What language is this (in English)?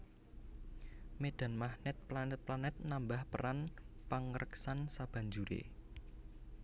Javanese